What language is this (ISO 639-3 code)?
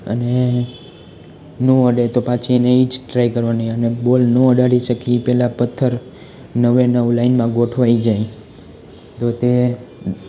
guj